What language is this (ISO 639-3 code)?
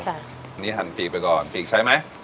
tha